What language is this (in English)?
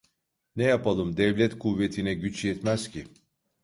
Turkish